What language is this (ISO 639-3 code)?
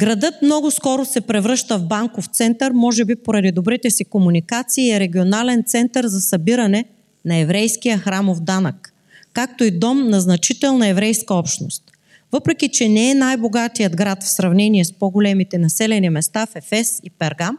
bul